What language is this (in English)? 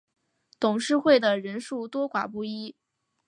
Chinese